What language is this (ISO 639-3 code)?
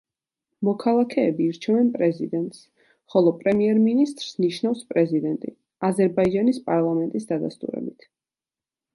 kat